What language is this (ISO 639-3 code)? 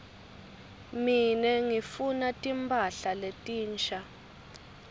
ssw